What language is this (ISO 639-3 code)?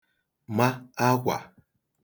ibo